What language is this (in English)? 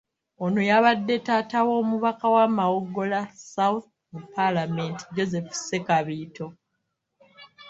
Ganda